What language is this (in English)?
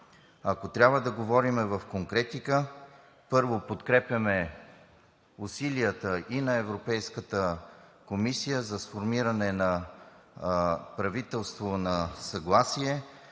Bulgarian